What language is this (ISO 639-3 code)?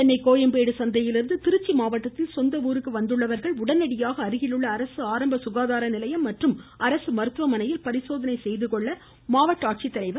tam